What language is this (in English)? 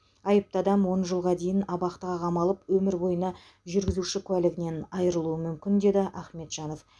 Kazakh